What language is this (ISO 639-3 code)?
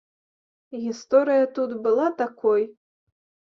bel